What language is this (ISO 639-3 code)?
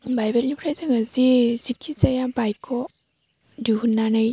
brx